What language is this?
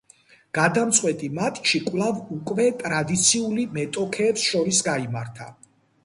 Georgian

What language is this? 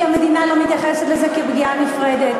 Hebrew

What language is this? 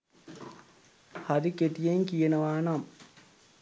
Sinhala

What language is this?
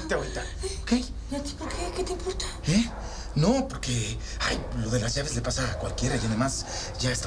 Spanish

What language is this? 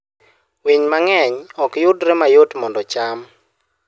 Luo (Kenya and Tanzania)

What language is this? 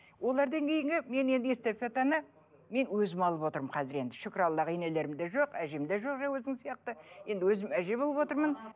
Kazakh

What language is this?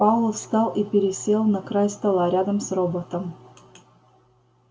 Russian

